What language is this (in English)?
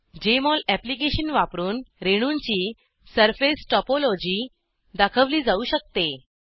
Marathi